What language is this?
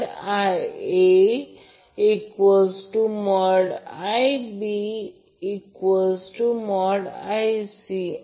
Marathi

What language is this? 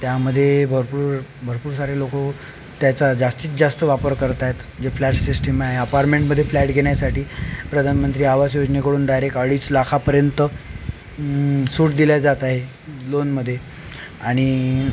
Marathi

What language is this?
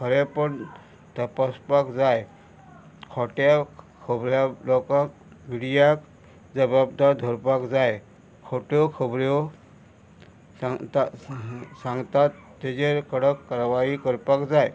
Konkani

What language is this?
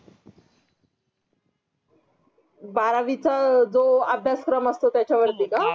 Marathi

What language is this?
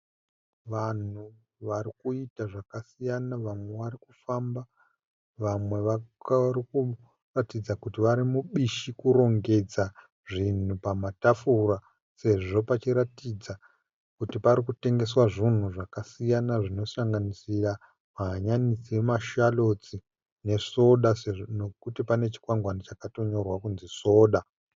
Shona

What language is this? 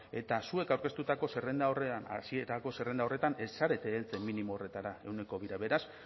Basque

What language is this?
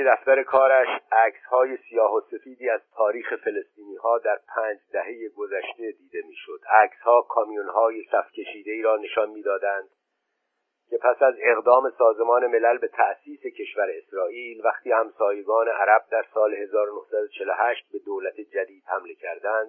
Persian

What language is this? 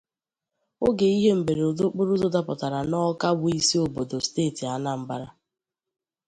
Igbo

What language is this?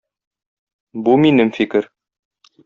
Tatar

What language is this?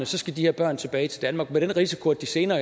Danish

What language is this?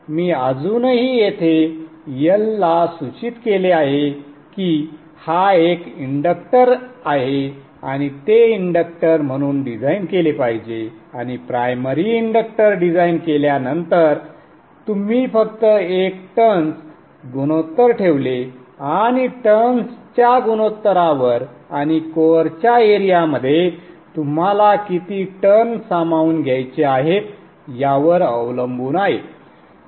Marathi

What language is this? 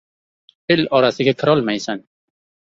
Uzbek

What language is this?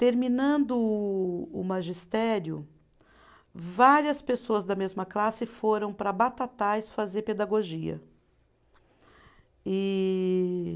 Portuguese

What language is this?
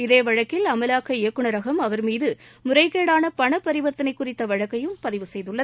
Tamil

